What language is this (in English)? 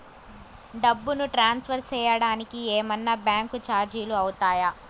Telugu